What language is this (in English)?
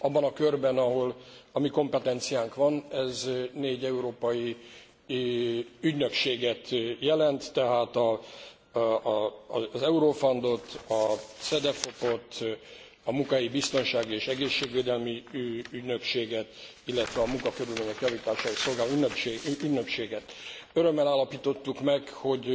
Hungarian